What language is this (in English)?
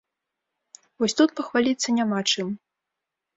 Belarusian